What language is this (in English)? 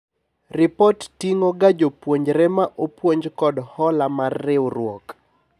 Luo (Kenya and Tanzania)